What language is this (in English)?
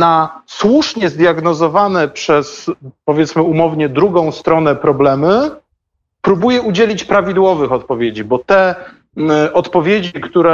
Polish